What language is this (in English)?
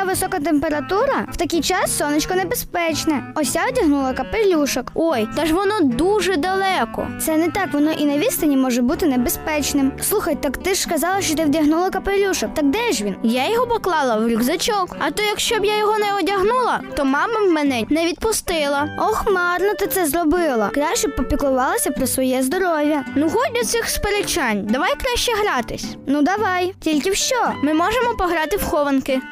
Ukrainian